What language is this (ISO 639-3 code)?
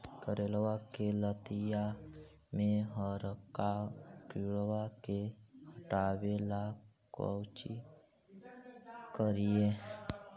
mag